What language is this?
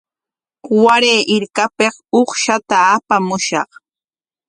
Corongo Ancash Quechua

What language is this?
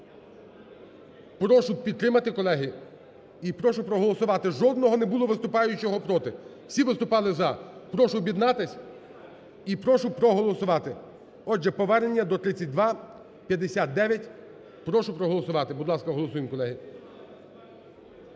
Ukrainian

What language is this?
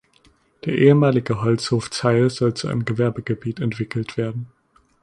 German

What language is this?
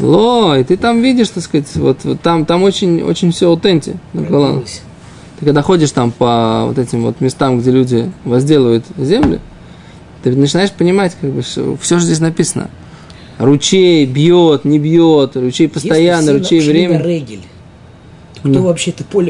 Russian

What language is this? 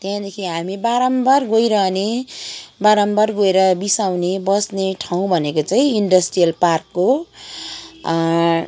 Nepali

